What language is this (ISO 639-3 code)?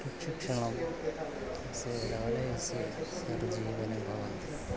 san